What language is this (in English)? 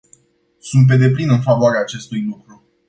Romanian